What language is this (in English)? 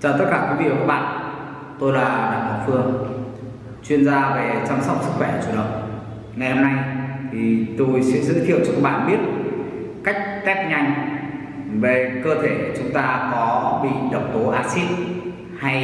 Vietnamese